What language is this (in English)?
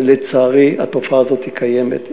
Hebrew